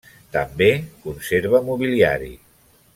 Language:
Catalan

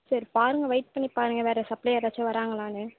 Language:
Tamil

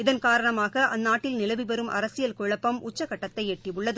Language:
Tamil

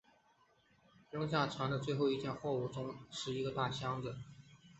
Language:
Chinese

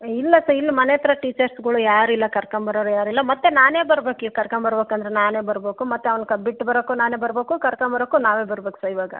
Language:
Kannada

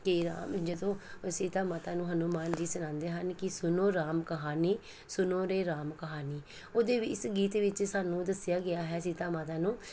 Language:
Punjabi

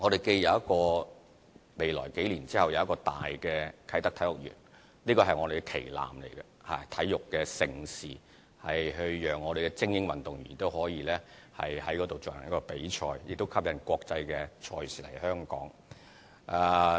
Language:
Cantonese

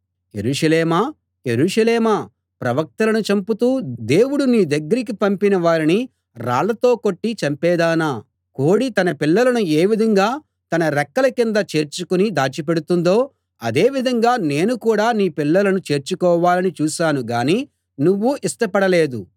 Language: Telugu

